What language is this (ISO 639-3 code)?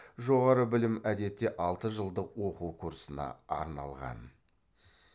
kaz